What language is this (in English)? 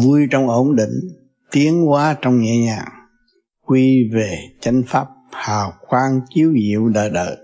Vietnamese